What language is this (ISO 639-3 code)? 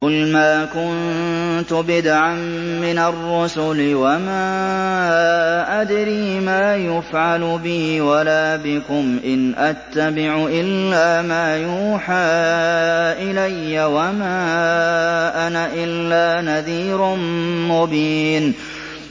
ara